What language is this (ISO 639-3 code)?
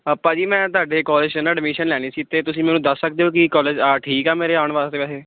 pan